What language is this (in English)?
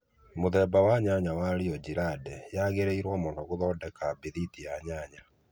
Kikuyu